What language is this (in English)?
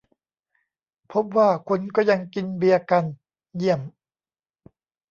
Thai